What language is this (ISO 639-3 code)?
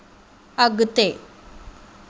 snd